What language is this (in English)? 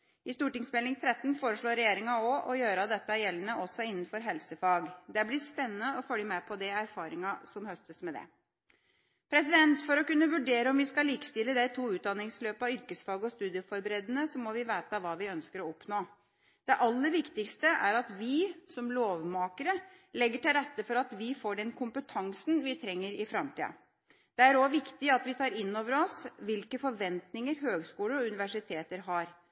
Norwegian Bokmål